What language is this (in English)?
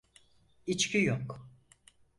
Turkish